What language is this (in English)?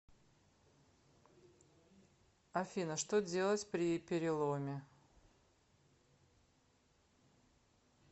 Russian